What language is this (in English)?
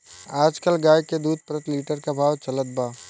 Bhojpuri